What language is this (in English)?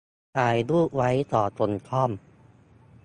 Thai